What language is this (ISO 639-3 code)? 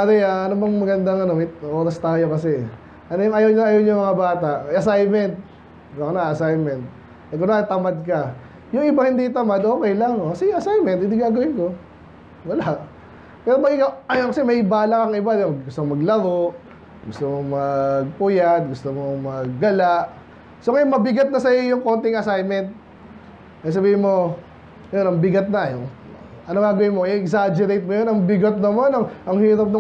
fil